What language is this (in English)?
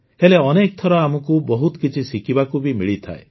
Odia